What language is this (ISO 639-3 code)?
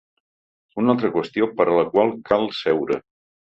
cat